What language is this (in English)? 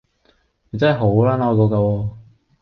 Cantonese